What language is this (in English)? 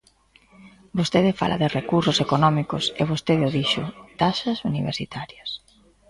Galician